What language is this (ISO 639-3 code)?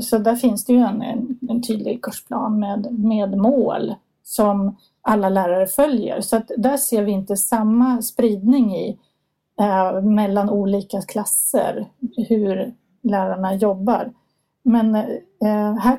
swe